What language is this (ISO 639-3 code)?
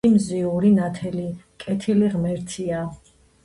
kat